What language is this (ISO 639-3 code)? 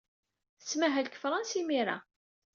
kab